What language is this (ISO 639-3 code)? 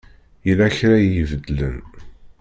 kab